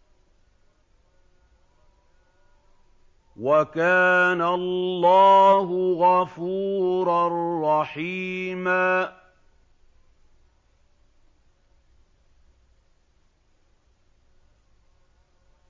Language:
Arabic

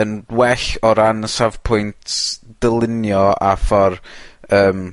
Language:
Welsh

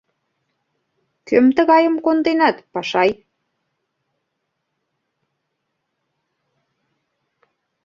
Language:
Mari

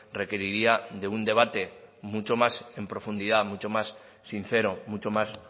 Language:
Spanish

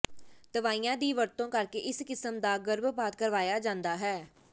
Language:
Punjabi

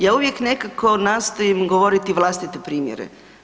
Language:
Croatian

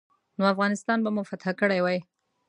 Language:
Pashto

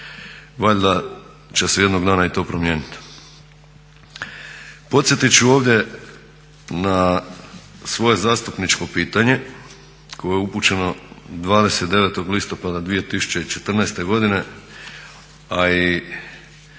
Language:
Croatian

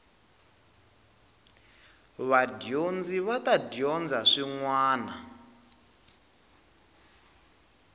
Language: Tsonga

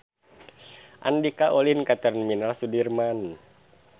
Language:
Sundanese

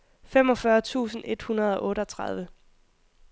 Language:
Danish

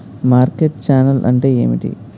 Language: Telugu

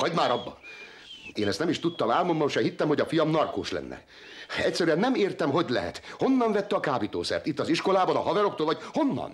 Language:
Hungarian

